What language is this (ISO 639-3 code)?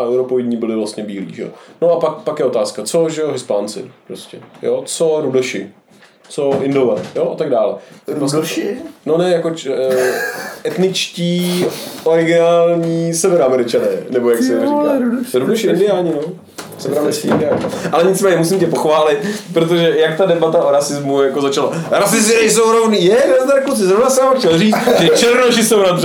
ces